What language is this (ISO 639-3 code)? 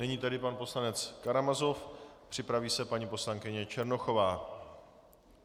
ces